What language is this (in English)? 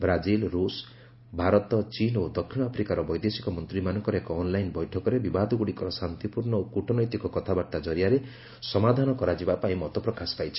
Odia